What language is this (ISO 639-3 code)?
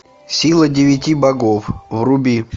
rus